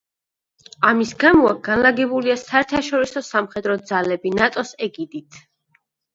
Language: Georgian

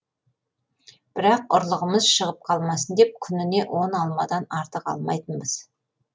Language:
Kazakh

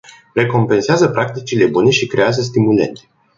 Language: Romanian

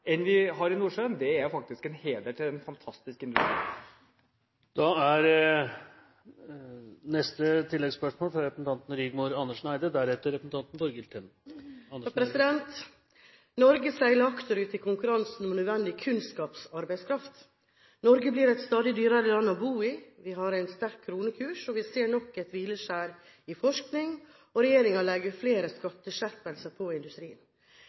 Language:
Norwegian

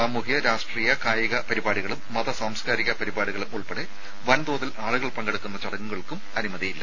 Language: Malayalam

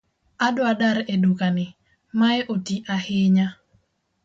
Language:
Luo (Kenya and Tanzania)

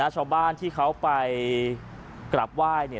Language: Thai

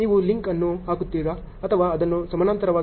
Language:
Kannada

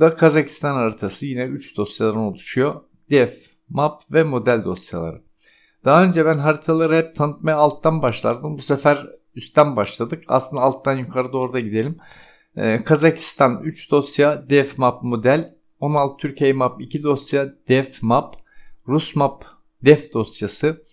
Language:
Turkish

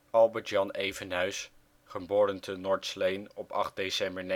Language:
Dutch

